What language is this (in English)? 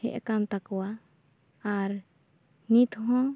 Santali